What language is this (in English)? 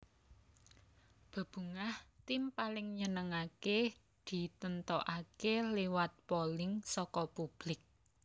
Javanese